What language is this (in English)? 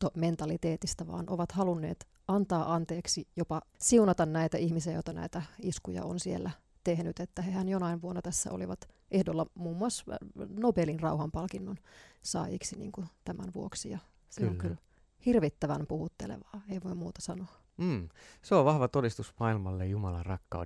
Finnish